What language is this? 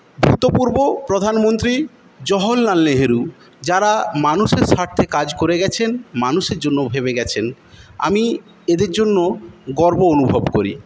Bangla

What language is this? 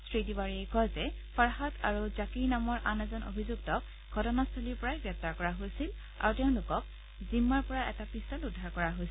Assamese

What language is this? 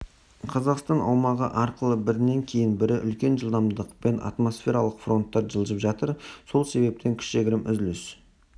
Kazakh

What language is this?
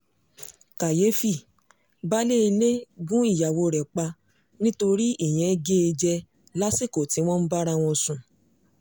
Yoruba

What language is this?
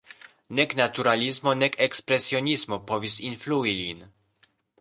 Esperanto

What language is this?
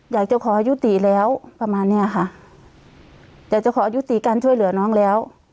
Thai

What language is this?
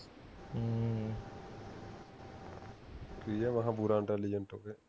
Punjabi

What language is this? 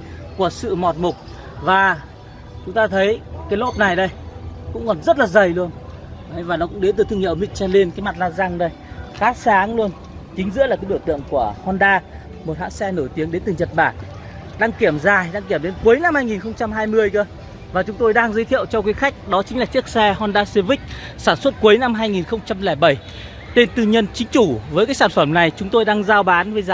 Vietnamese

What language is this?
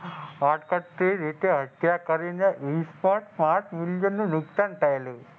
Gujarati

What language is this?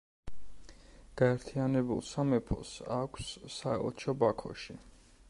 Georgian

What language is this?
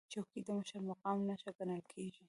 Pashto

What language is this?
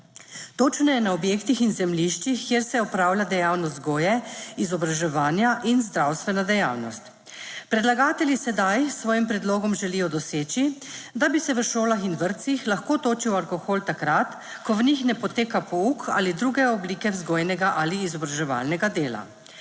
Slovenian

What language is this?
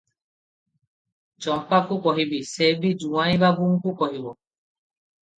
Odia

